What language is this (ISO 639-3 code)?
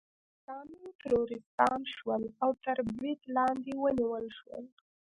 pus